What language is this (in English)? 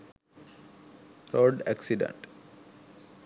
Sinhala